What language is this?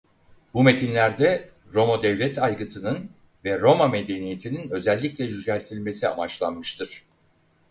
Turkish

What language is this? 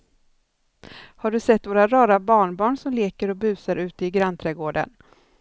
Swedish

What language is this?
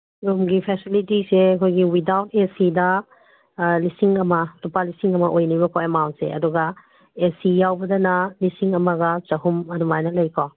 Manipuri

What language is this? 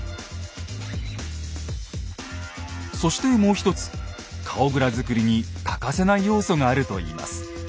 Japanese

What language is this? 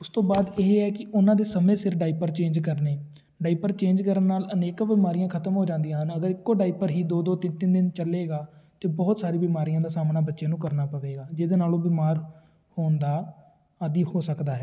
Punjabi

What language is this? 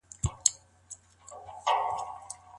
Pashto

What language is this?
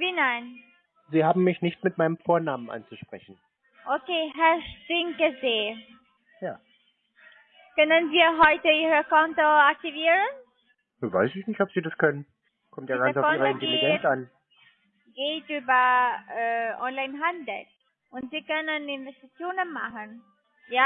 German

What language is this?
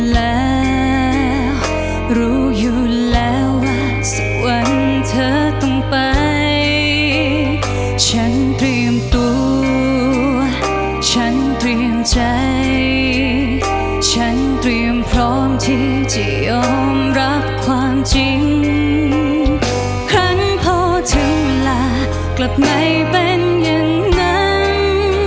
Thai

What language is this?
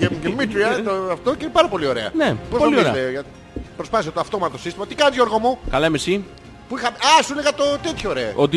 Greek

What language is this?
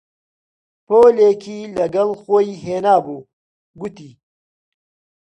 Central Kurdish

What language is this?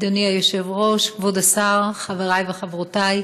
Hebrew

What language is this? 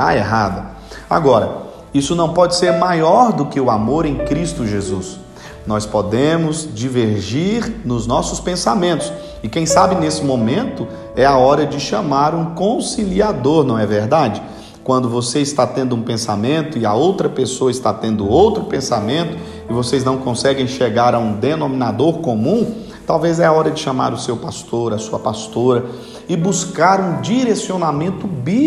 Portuguese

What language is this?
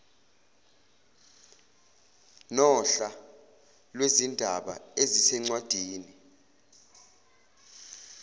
Zulu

